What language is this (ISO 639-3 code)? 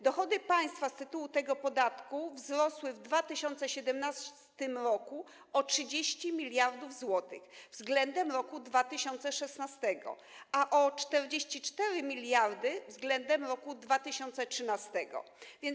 pol